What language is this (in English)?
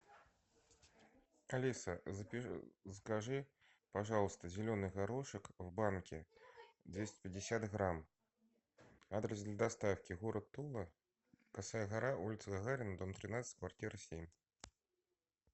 Russian